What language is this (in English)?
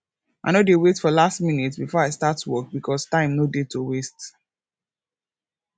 Nigerian Pidgin